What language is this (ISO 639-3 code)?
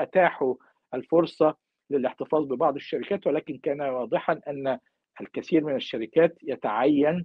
ara